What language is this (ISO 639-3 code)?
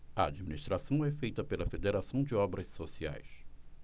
por